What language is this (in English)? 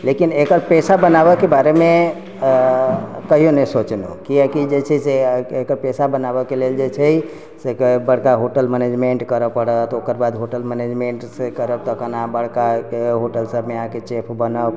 Maithili